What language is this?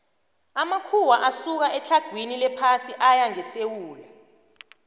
South Ndebele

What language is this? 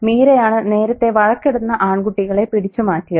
Malayalam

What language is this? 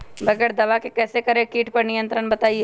Magahi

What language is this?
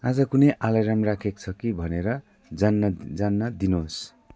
Nepali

